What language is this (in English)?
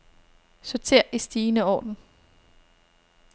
Danish